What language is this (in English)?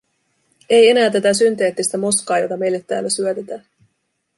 Finnish